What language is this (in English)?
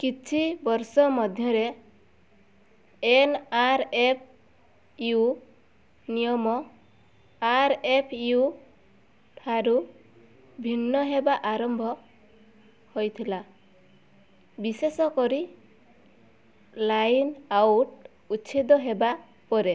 Odia